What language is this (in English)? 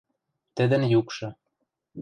Western Mari